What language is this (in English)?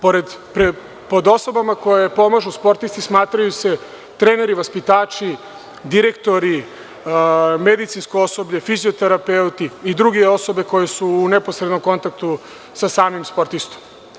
Serbian